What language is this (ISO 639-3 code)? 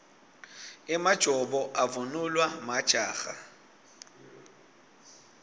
ssw